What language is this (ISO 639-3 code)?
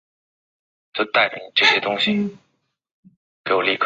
zho